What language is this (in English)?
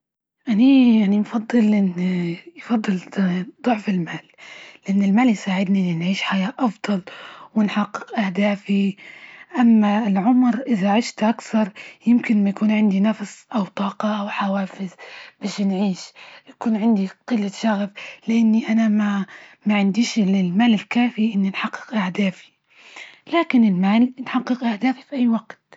Libyan Arabic